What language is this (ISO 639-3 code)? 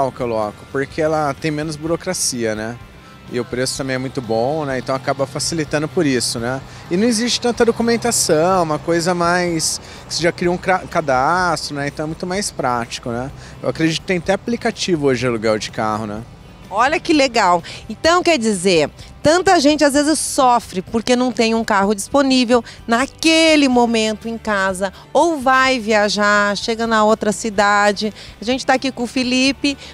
por